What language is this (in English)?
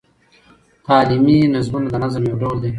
Pashto